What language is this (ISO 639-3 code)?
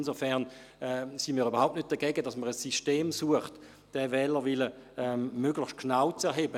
gsw